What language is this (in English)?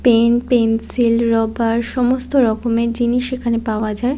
Bangla